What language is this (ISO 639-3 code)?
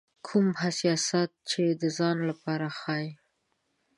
pus